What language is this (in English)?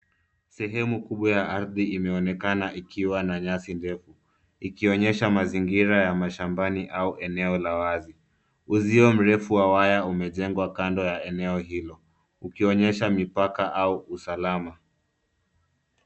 Swahili